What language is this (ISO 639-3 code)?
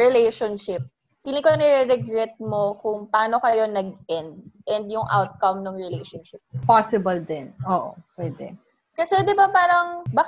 fil